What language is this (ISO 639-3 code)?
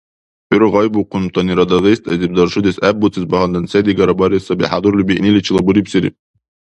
dar